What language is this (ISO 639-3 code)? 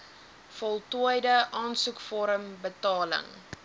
afr